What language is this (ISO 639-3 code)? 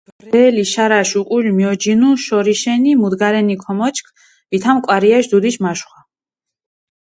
xmf